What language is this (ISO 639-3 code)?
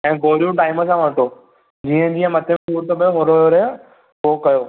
snd